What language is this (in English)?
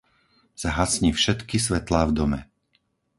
Slovak